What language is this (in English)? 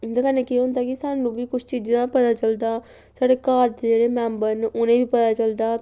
Dogri